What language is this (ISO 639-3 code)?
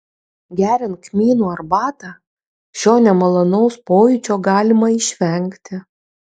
lit